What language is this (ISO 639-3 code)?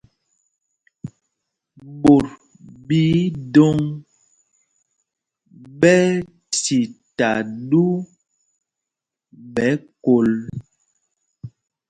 mgg